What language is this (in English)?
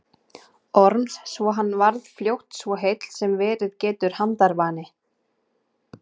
Icelandic